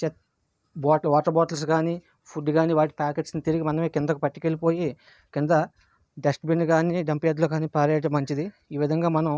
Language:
Telugu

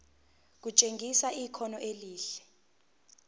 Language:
Zulu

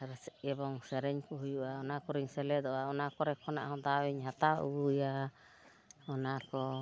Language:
Santali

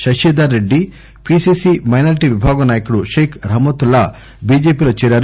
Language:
Telugu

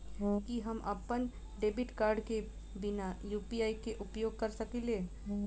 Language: Maithili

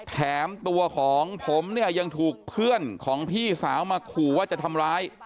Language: Thai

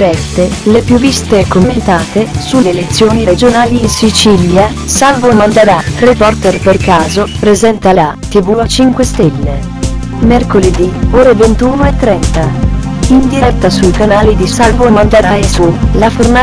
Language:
Italian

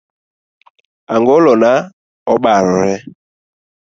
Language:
Luo (Kenya and Tanzania)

